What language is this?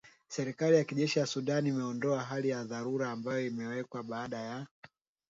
Swahili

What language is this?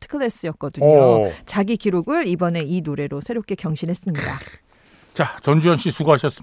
Korean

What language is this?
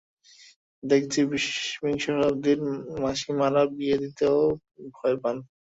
Bangla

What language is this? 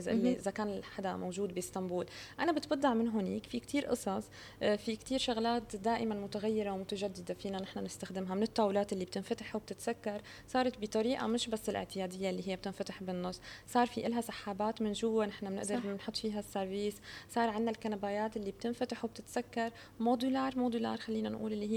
Arabic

